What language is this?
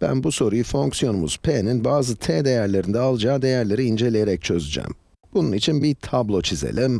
Turkish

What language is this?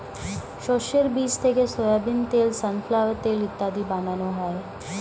Bangla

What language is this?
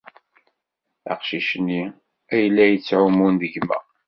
Kabyle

